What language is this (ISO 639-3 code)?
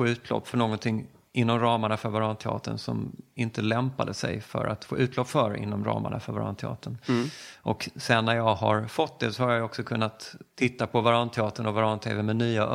swe